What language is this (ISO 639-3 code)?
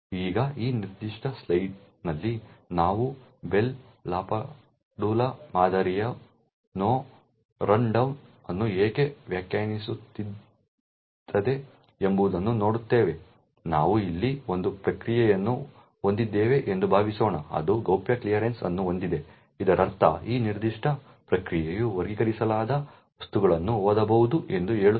kan